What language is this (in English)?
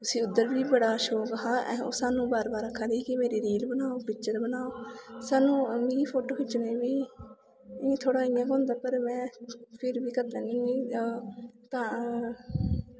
Dogri